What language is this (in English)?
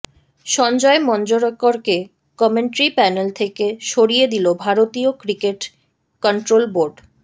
Bangla